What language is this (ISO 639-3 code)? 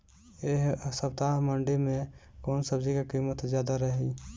bho